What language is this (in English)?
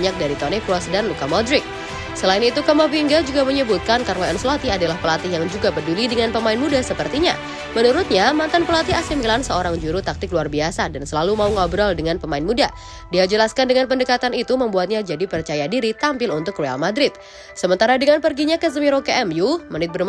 Indonesian